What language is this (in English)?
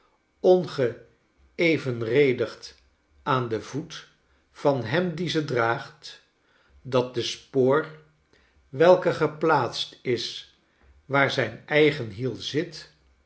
Dutch